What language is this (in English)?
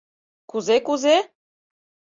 Mari